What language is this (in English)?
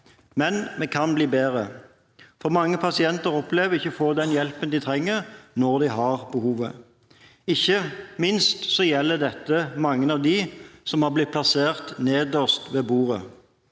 Norwegian